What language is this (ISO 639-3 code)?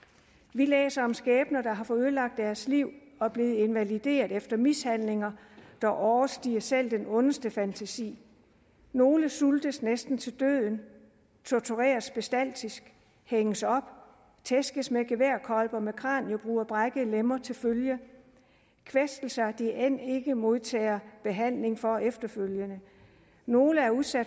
dan